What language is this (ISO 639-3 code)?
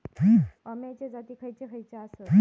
mar